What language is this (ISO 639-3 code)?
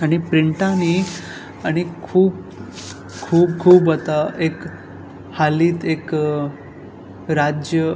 kok